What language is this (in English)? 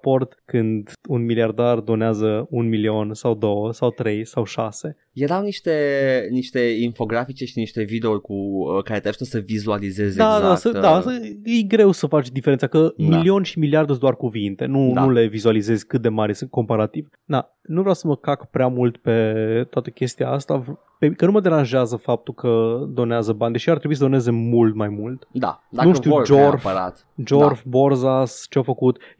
Romanian